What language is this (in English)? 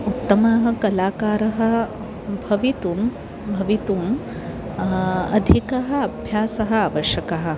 Sanskrit